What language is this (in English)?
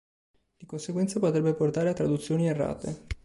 Italian